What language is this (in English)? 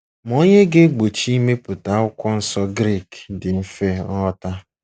Igbo